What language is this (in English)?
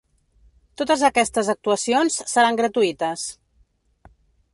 Catalan